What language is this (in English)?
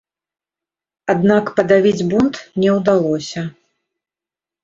Belarusian